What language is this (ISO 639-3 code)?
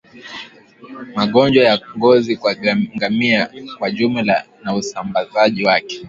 swa